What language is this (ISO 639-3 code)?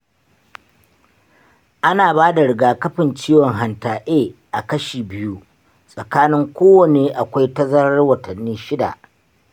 hau